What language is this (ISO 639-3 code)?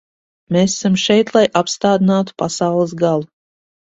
lav